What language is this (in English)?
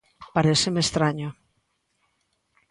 Galician